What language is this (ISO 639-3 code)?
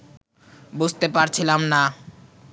ben